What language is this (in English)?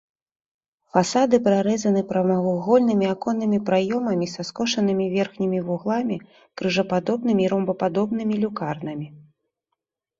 Belarusian